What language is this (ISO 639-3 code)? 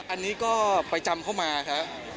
tha